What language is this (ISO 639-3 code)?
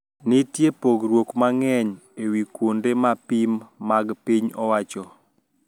luo